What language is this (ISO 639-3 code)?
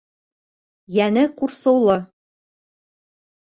bak